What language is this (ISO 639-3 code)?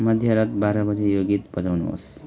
nep